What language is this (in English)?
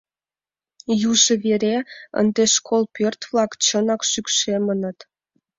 Mari